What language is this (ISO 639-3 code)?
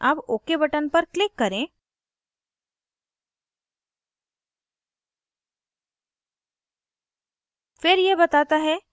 hin